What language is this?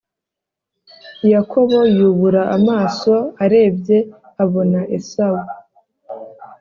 Kinyarwanda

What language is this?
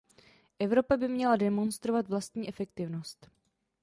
Czech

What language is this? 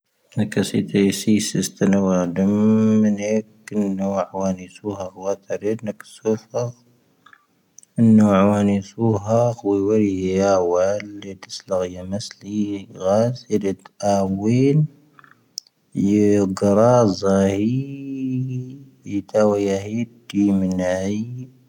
Tahaggart Tamahaq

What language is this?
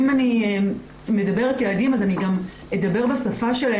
Hebrew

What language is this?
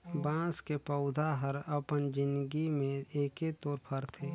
Chhattisgarhi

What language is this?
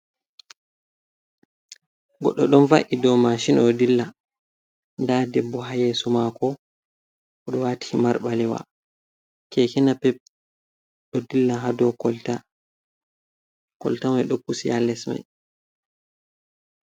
Fula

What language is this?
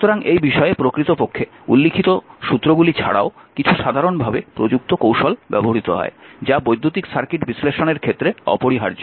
Bangla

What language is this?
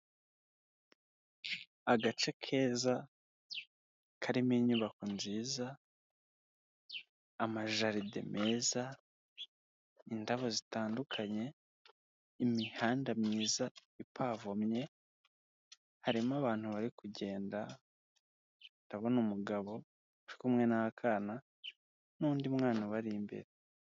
Kinyarwanda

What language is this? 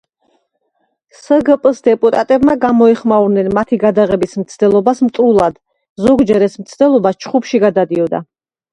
Georgian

